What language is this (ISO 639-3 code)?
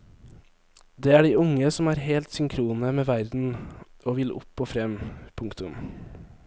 nor